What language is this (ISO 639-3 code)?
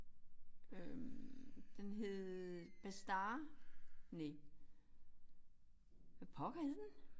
dan